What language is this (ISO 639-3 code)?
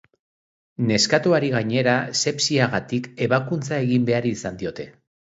eus